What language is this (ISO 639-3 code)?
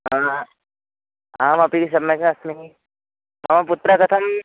san